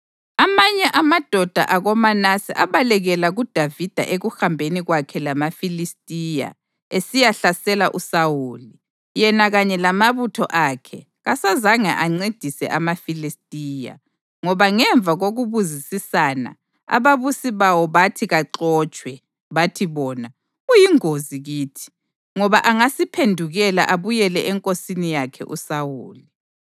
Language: North Ndebele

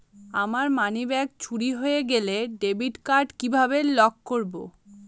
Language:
Bangla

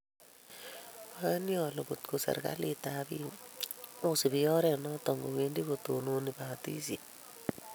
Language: Kalenjin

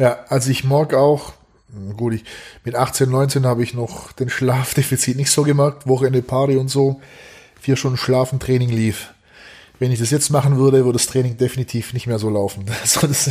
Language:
German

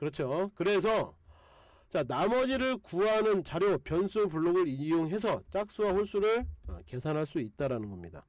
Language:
Korean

